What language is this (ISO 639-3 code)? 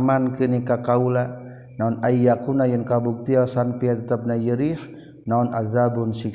msa